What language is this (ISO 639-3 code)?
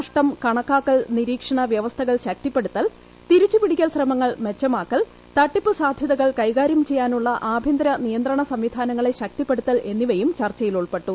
mal